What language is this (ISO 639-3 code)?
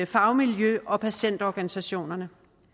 dan